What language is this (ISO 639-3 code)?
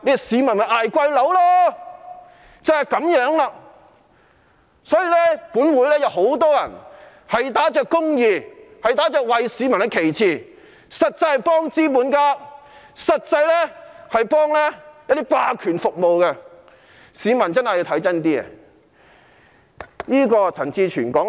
yue